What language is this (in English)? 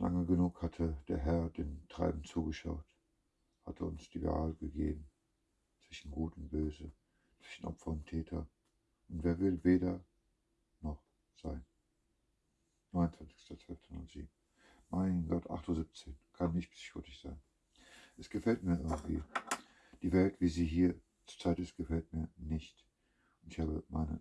German